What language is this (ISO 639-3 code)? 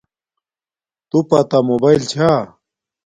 dmk